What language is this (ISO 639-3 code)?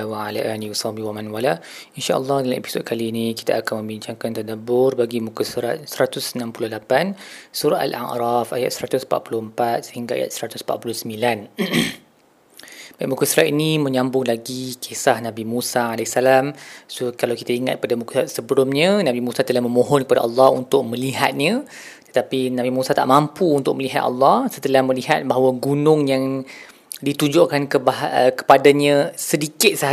msa